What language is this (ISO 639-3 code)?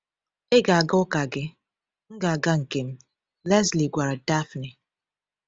ibo